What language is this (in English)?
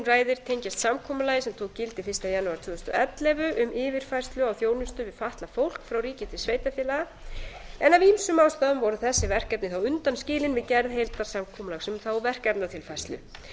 Icelandic